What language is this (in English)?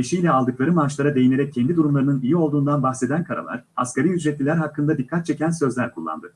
Turkish